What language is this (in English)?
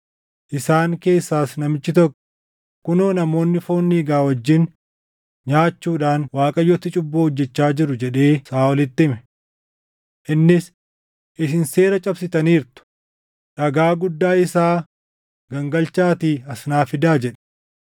Oromo